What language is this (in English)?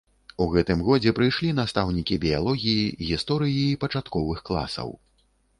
Belarusian